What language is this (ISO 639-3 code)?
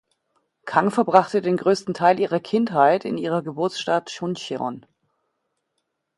deu